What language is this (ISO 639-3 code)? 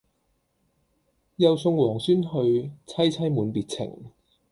yue